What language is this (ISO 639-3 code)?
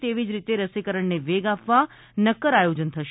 guj